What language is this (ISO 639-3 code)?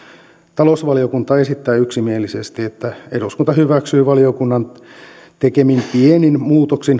fin